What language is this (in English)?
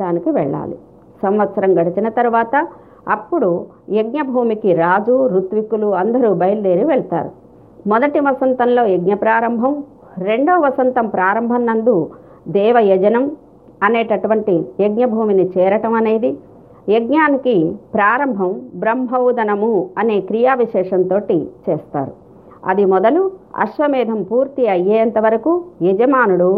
Telugu